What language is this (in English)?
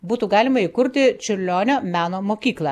Lithuanian